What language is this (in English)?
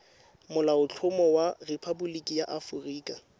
Tswana